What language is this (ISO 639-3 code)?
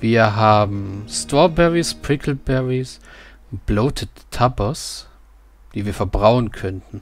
deu